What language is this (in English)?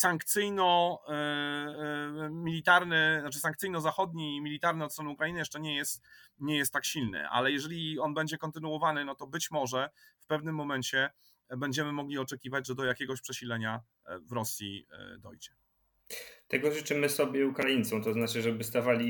Polish